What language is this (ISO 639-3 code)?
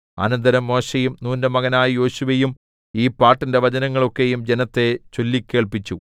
mal